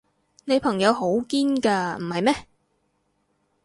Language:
Cantonese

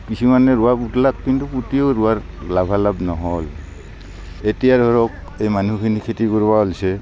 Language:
Assamese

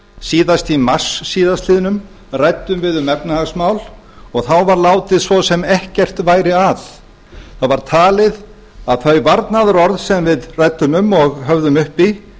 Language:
Icelandic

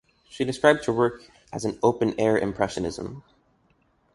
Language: English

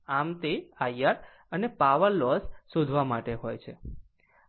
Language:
Gujarati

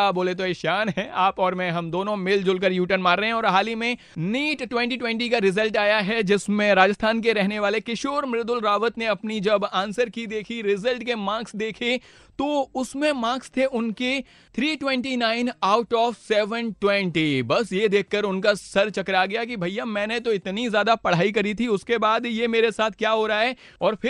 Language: Hindi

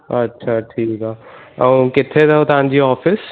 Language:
Sindhi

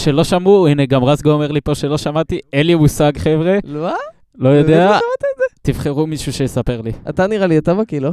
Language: Hebrew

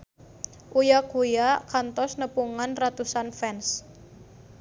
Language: Sundanese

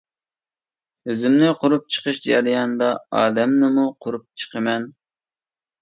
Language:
Uyghur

